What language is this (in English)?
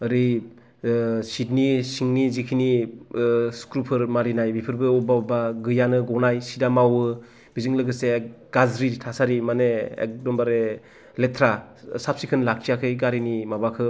Bodo